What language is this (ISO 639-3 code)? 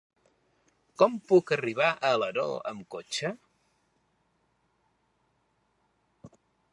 cat